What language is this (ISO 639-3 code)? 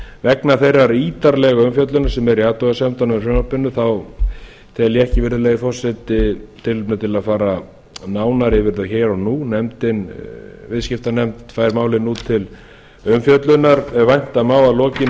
isl